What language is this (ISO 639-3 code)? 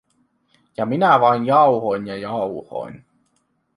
fin